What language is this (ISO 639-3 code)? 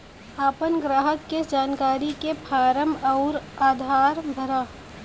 bho